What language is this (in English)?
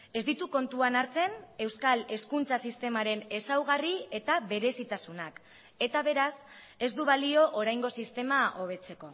Basque